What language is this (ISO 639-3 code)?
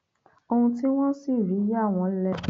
yor